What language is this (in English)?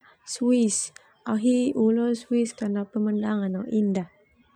Termanu